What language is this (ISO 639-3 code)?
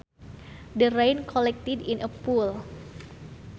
sun